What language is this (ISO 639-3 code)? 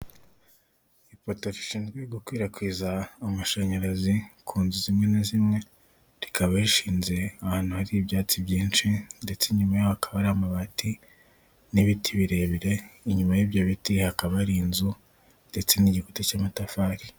kin